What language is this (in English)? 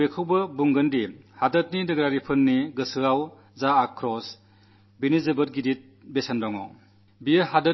Malayalam